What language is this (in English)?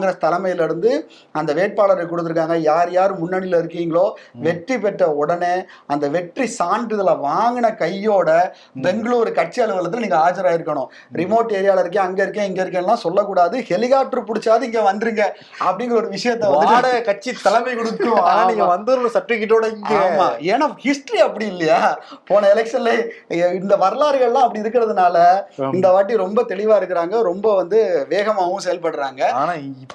Tamil